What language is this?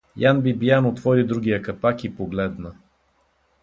Bulgarian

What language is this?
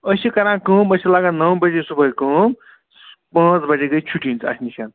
Kashmiri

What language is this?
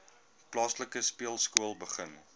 Afrikaans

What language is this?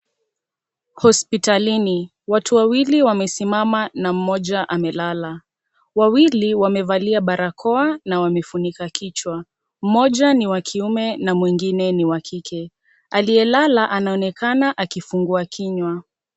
Swahili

